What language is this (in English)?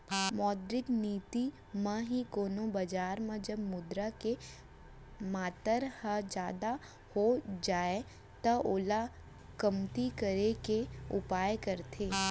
Chhattisgarhi